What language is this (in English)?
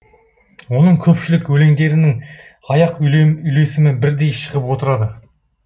Kazakh